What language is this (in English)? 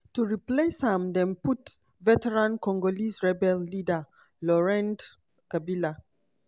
Nigerian Pidgin